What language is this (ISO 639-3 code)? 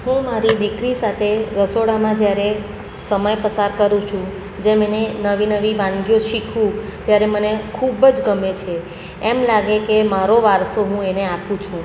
guj